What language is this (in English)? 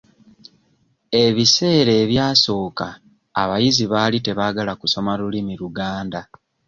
Ganda